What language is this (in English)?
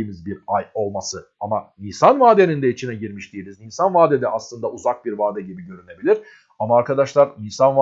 Turkish